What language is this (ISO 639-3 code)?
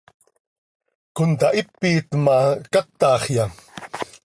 sei